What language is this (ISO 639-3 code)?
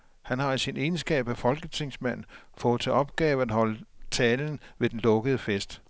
dan